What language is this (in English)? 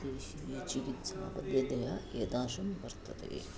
Sanskrit